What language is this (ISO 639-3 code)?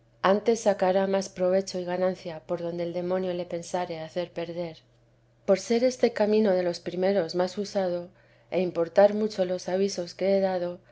spa